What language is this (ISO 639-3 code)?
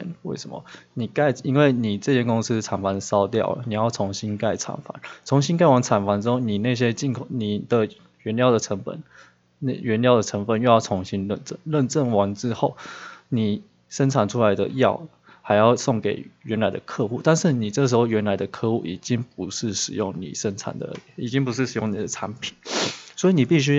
zho